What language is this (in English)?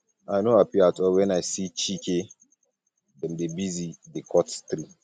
Nigerian Pidgin